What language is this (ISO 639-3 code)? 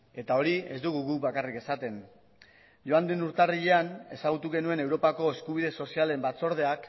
eus